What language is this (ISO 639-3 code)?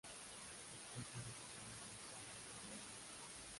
spa